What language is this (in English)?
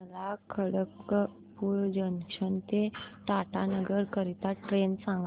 Marathi